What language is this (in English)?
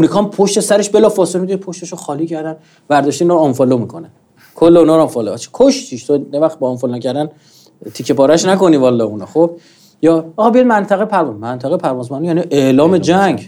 Persian